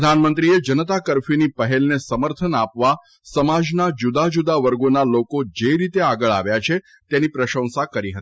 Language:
Gujarati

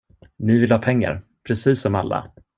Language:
Swedish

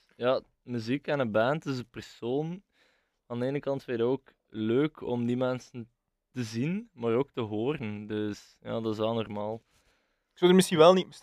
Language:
Dutch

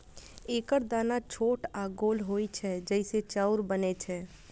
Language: Maithili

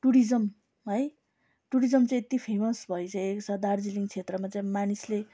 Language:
Nepali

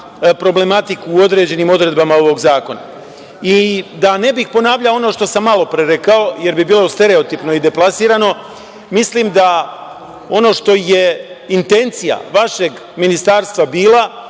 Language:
Serbian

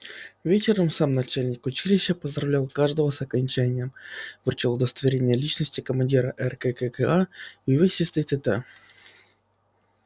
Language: Russian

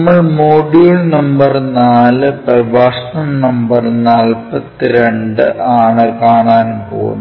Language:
Malayalam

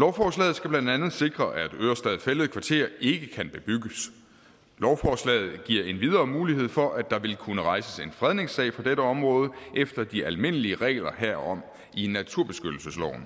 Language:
Danish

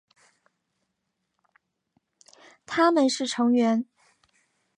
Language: Chinese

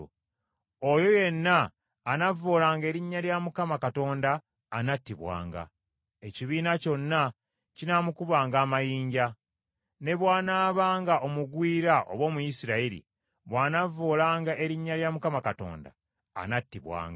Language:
Ganda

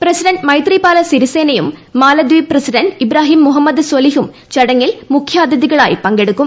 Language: Malayalam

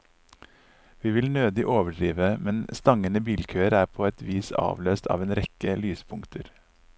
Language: Norwegian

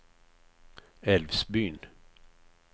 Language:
Swedish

